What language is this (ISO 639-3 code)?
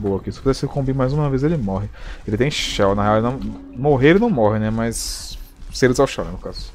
por